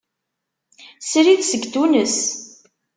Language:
Kabyle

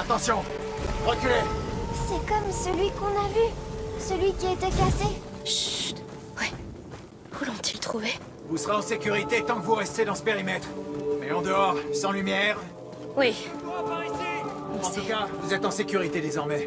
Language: French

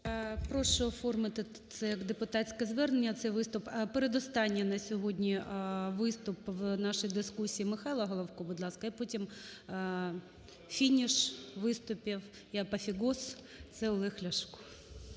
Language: Ukrainian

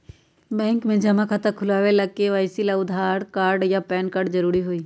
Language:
Magahi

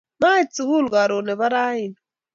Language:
Kalenjin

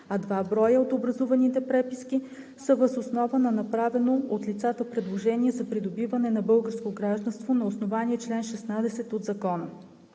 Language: Bulgarian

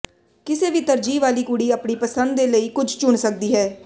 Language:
Punjabi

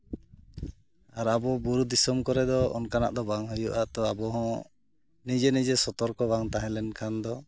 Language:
Santali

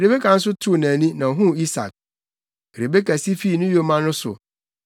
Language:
Akan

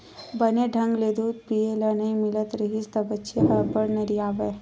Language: Chhattisgarhi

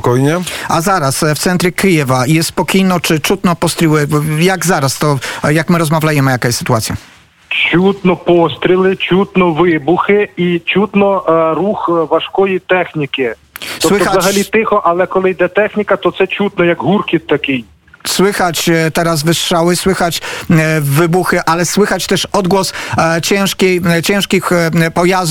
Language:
Polish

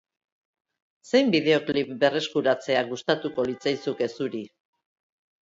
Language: Basque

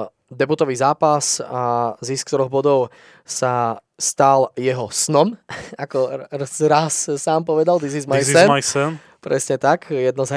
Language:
Slovak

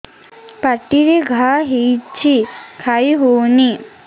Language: Odia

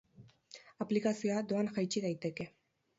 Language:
Basque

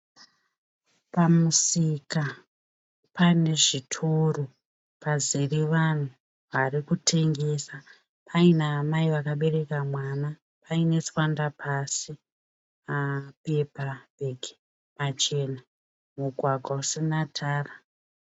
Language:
Shona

